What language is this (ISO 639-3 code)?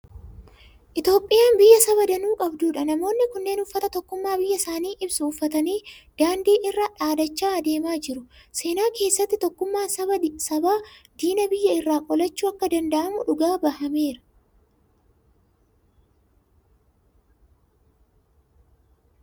orm